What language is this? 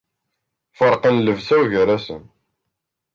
Kabyle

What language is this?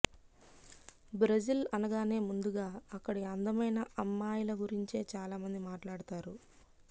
Telugu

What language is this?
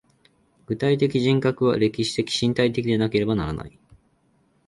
Japanese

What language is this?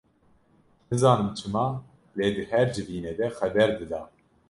Kurdish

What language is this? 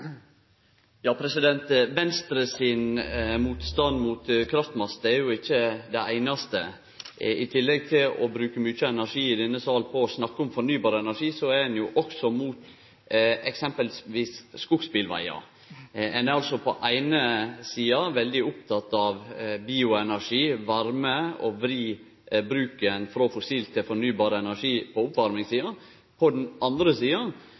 Norwegian Nynorsk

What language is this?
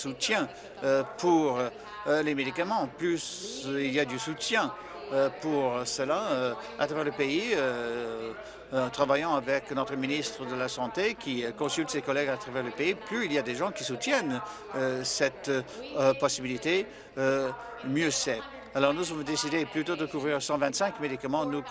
French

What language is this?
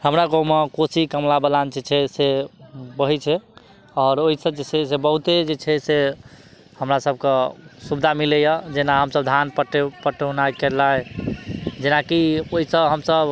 Maithili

